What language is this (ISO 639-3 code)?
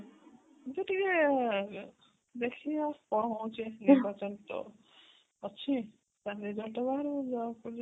ori